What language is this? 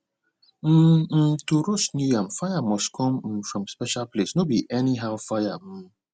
Nigerian Pidgin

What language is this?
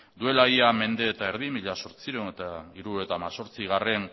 Basque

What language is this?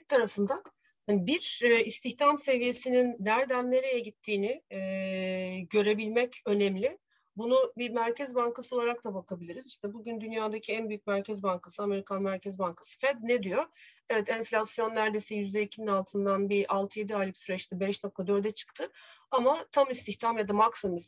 Turkish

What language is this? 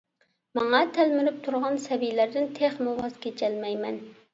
Uyghur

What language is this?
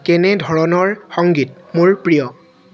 Assamese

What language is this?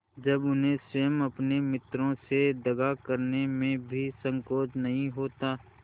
Hindi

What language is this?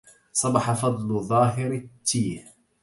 Arabic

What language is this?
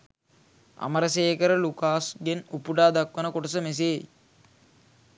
Sinhala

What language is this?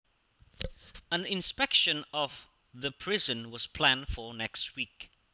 Javanese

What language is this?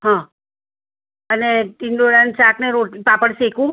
Gujarati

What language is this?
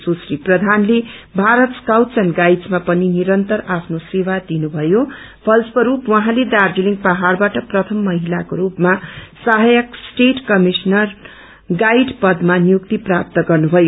Nepali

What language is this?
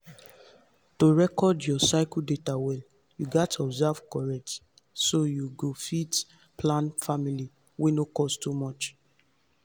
Nigerian Pidgin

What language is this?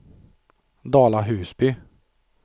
Swedish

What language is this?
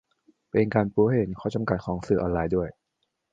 Thai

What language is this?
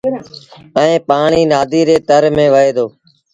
Sindhi Bhil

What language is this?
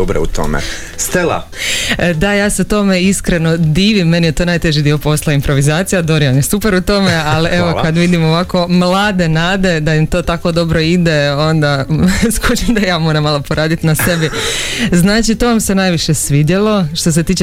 Croatian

